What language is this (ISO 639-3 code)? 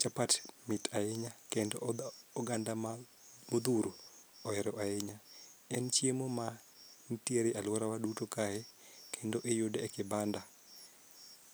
luo